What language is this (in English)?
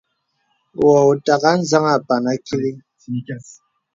Bebele